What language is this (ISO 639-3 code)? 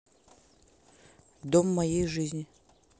rus